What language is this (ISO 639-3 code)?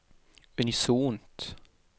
nor